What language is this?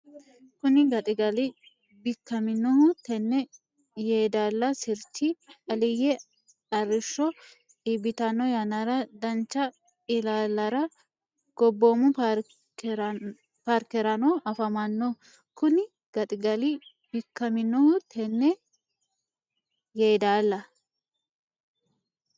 Sidamo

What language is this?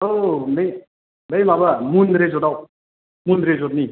Bodo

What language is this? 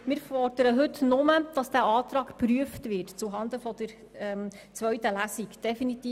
Swiss German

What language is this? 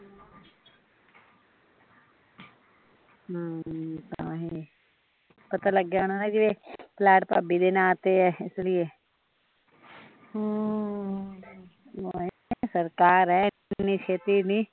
Punjabi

